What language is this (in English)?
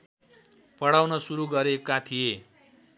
Nepali